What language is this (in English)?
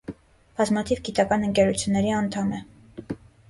Armenian